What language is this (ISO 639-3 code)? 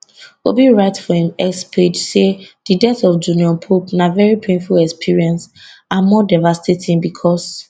pcm